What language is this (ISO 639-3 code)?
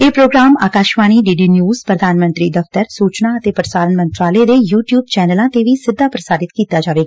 pan